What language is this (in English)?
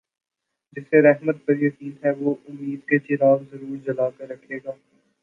Urdu